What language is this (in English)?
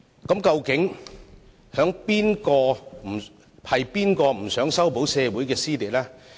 Cantonese